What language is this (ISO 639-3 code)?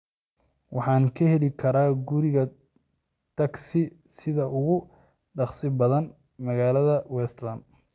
som